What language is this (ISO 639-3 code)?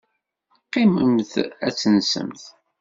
kab